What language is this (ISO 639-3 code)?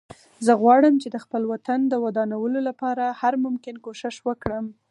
pus